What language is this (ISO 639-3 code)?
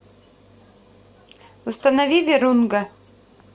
rus